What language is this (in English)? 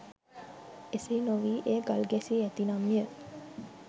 Sinhala